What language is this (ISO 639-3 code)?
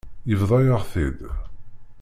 kab